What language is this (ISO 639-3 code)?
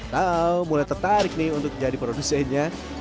ind